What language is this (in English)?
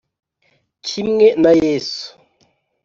Kinyarwanda